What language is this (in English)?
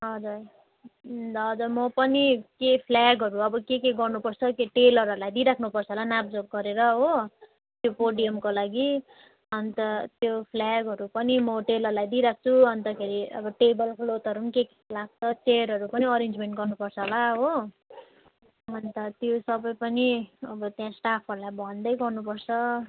Nepali